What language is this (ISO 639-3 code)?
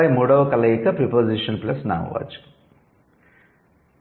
tel